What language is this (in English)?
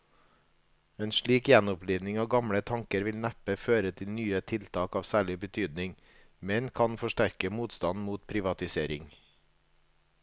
Norwegian